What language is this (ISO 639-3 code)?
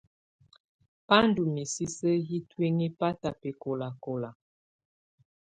tvu